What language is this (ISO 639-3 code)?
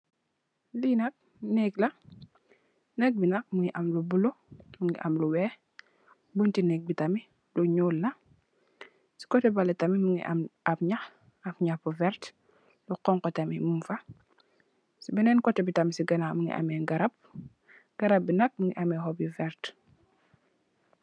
wol